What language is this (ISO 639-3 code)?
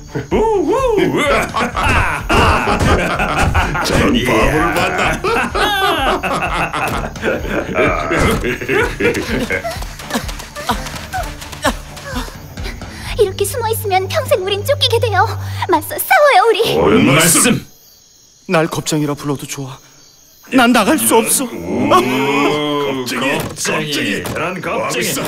kor